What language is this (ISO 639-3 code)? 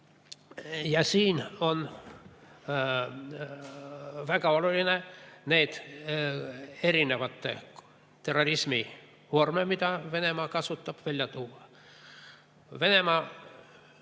est